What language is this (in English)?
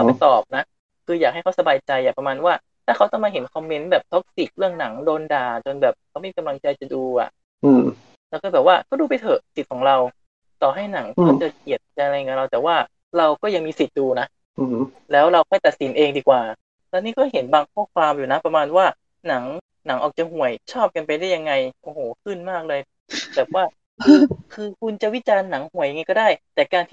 Thai